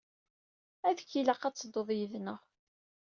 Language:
Kabyle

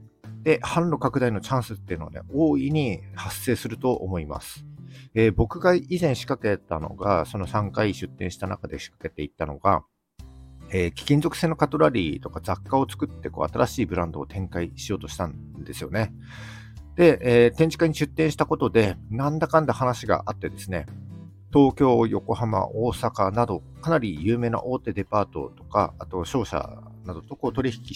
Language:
Japanese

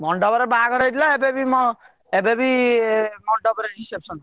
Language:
Odia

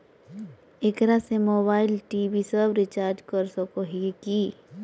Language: Magahi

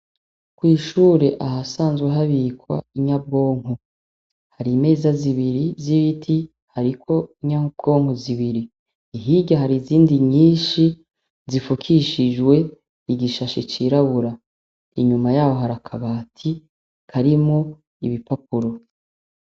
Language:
Rundi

